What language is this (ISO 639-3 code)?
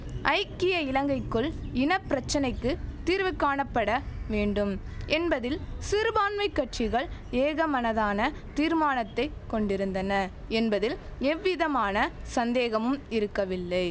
tam